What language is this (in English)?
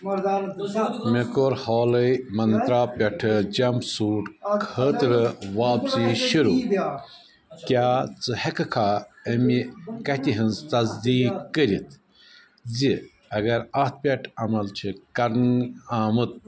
Kashmiri